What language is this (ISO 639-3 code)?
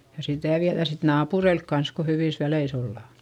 fin